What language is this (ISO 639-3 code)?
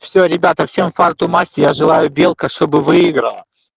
rus